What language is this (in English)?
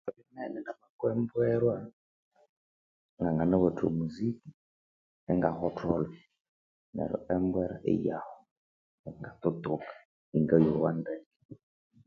Konzo